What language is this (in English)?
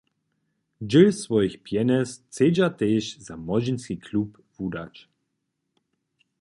Upper Sorbian